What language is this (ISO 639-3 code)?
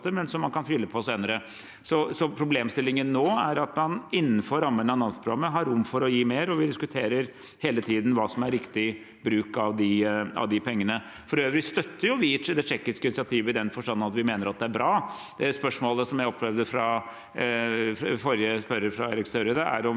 nor